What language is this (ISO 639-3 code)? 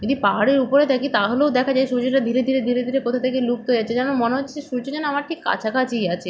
ben